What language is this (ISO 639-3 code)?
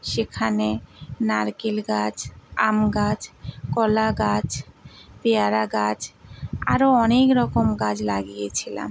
ben